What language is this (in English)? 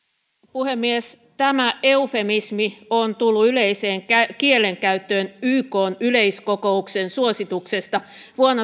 Finnish